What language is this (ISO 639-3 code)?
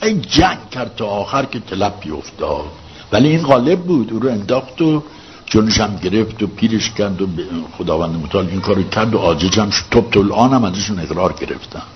fas